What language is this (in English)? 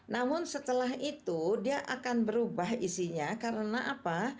Indonesian